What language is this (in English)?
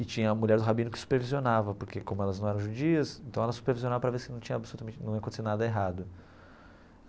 Portuguese